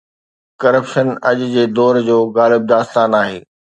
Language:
Sindhi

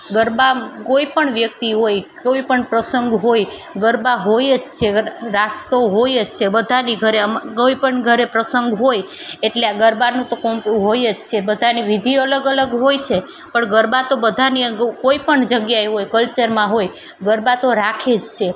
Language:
Gujarati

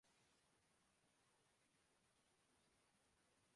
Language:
Urdu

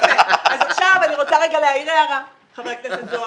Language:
Hebrew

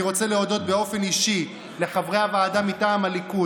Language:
Hebrew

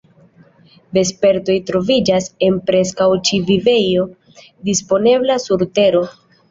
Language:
Esperanto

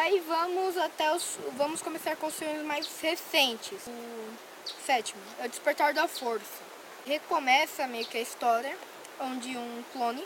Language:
Portuguese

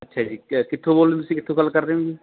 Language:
Punjabi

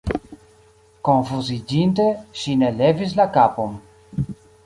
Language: Esperanto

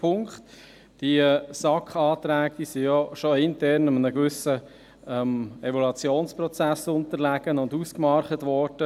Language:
Swiss German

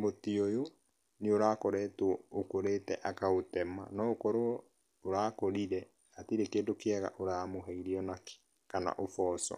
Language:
Kikuyu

